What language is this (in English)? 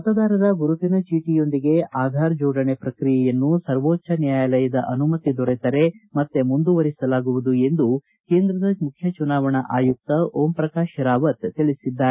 Kannada